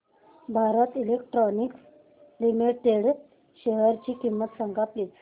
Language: Marathi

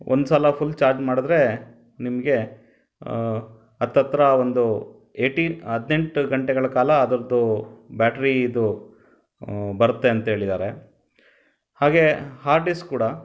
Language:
Kannada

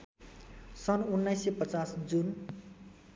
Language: Nepali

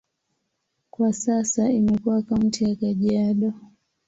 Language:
Swahili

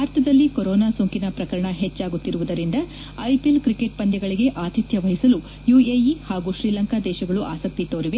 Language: Kannada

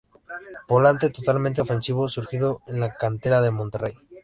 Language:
Spanish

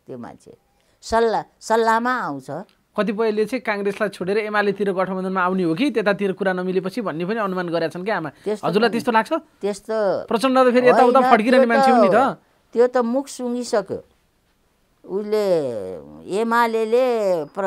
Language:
Romanian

